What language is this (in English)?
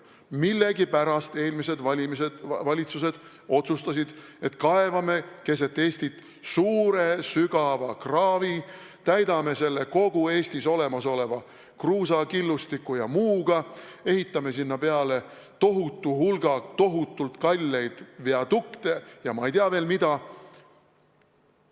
Estonian